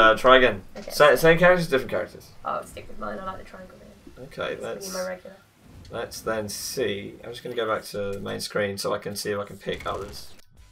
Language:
English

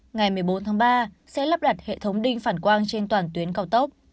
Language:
Vietnamese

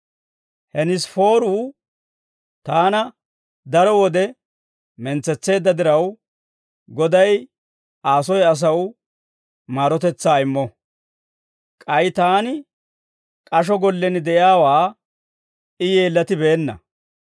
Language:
Dawro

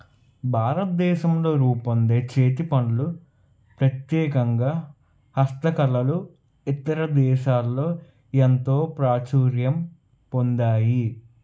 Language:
Telugu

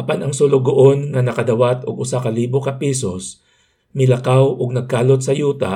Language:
Filipino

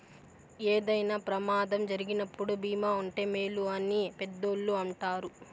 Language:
Telugu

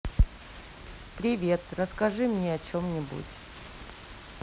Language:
Russian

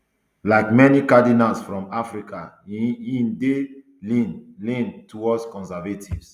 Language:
Nigerian Pidgin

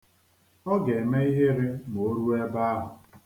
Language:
Igbo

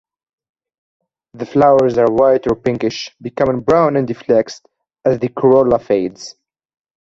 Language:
English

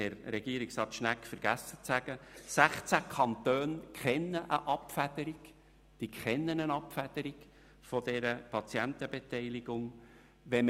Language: Swiss German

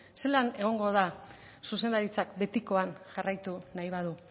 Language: Basque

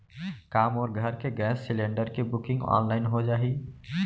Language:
Chhattisgarhi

